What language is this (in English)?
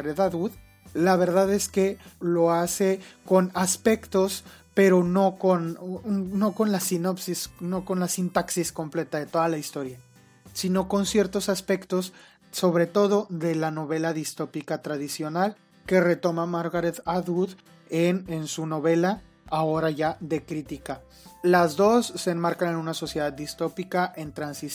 Spanish